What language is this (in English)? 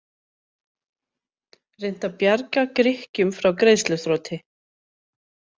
Icelandic